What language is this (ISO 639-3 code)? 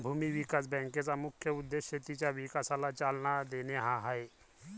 mar